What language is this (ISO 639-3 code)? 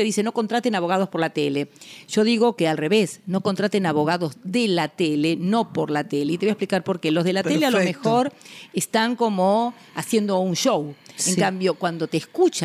spa